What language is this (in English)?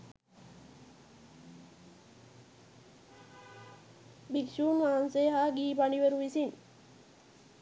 Sinhala